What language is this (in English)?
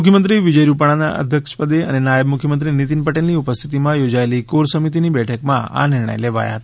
Gujarati